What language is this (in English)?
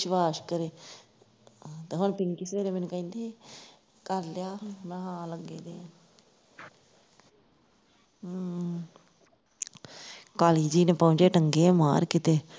Punjabi